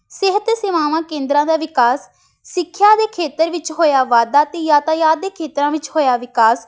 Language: Punjabi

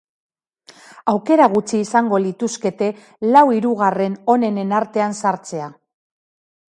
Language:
Basque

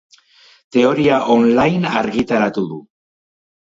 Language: Basque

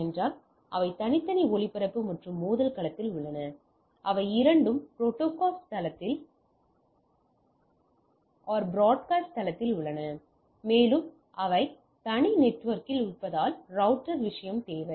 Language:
Tamil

